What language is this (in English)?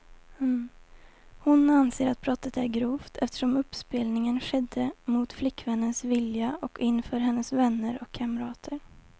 Swedish